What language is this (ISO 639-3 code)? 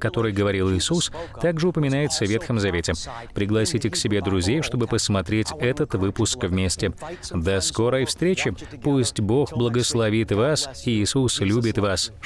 rus